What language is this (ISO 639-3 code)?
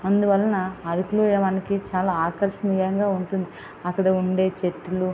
tel